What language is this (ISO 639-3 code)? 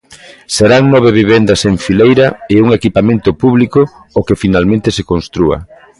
glg